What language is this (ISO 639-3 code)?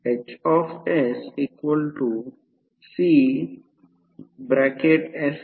mar